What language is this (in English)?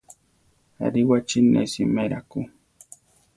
Central Tarahumara